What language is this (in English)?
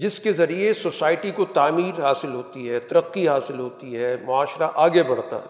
Urdu